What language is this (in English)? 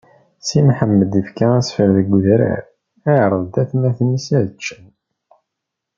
Kabyle